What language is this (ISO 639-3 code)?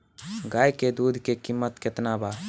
bho